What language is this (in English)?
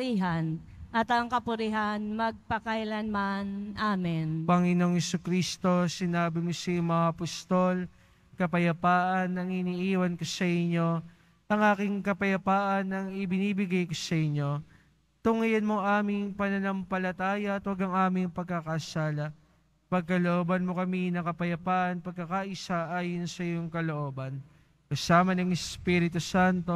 Filipino